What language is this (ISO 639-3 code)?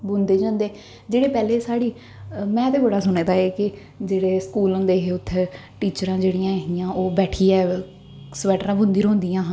doi